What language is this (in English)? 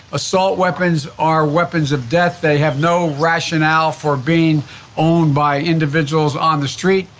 English